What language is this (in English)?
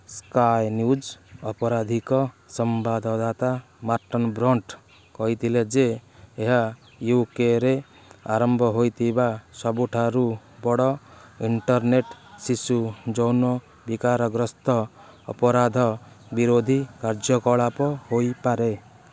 Odia